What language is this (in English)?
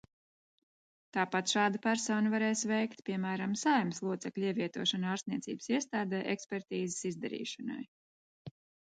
Latvian